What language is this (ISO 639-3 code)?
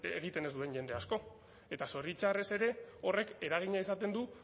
eus